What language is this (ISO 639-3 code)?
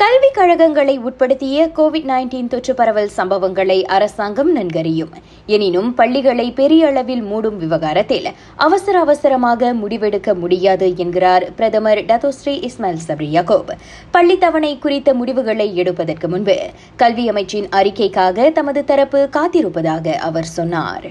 tam